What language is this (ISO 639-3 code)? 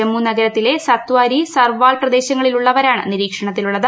mal